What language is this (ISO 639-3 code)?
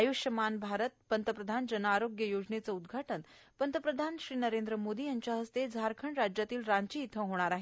mar